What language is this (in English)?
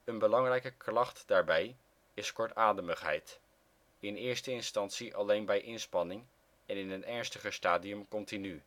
Dutch